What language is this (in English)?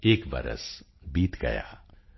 Punjabi